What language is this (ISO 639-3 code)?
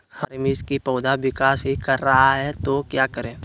mag